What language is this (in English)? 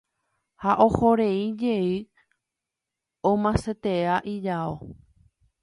Guarani